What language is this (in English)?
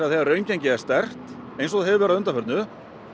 Icelandic